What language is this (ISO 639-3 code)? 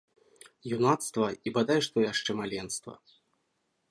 bel